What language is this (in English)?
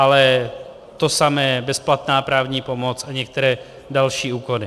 Czech